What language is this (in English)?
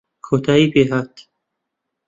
Central Kurdish